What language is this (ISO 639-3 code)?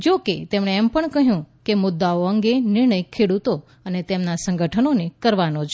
guj